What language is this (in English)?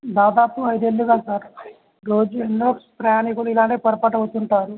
Telugu